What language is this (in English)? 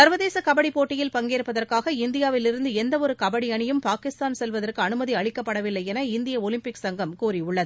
Tamil